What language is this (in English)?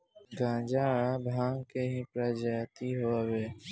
Bhojpuri